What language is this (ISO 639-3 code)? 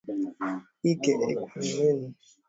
swa